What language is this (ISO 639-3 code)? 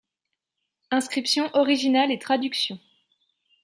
fra